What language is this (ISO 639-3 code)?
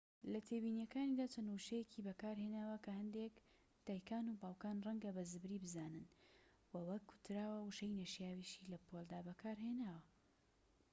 ckb